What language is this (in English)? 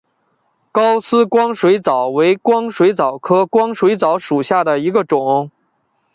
Chinese